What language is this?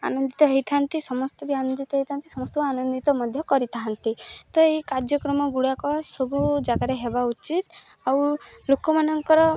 Odia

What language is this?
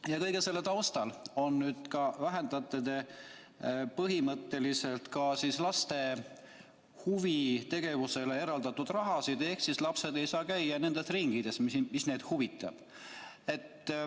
Estonian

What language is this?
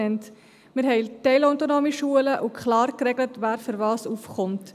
Swiss German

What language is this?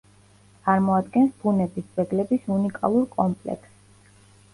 Georgian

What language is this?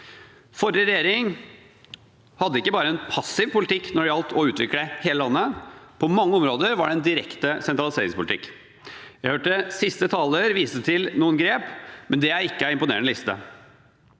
Norwegian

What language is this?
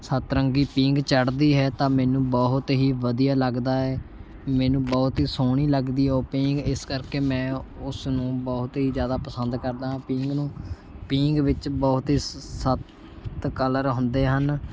Punjabi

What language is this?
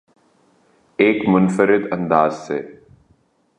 Urdu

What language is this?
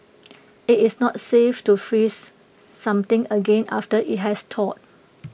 English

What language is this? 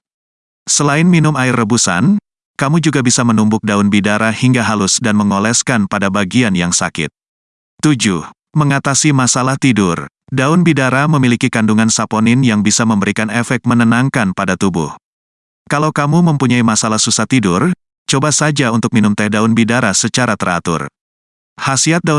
Indonesian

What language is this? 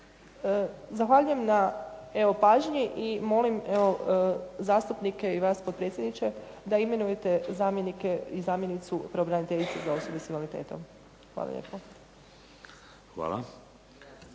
Croatian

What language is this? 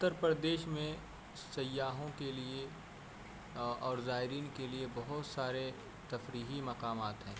Urdu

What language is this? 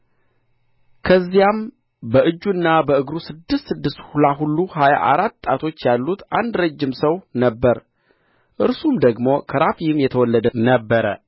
Amharic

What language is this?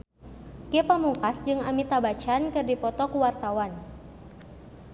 Sundanese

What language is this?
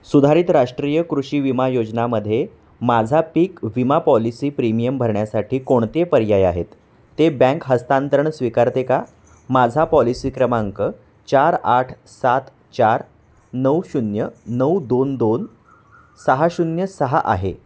Marathi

